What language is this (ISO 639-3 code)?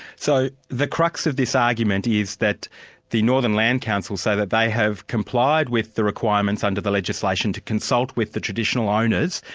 eng